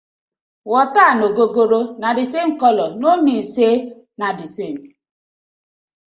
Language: Nigerian Pidgin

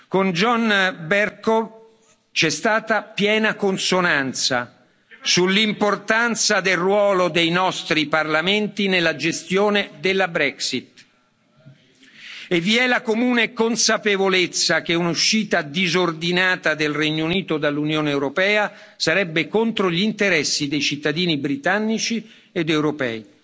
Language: Italian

